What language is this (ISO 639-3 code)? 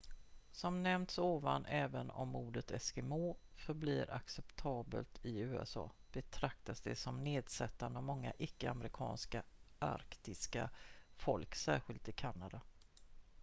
swe